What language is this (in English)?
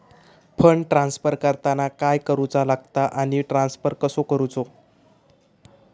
Marathi